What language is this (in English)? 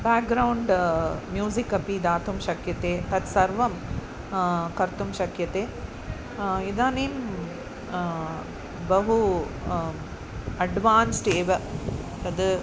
Sanskrit